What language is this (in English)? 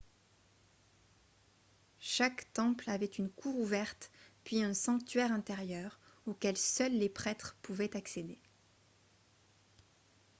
French